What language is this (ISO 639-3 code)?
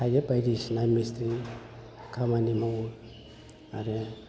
brx